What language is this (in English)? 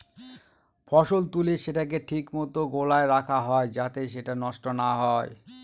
Bangla